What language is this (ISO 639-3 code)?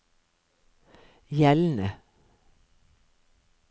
nor